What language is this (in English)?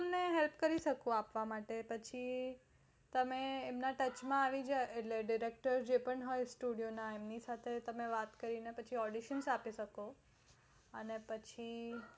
Gujarati